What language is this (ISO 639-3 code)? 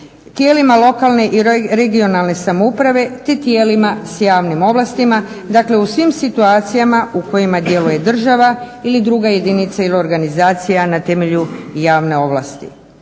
hrv